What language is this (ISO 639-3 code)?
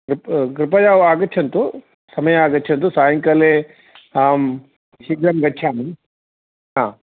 san